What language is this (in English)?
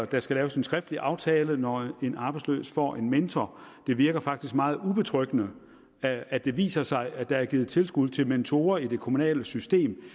Danish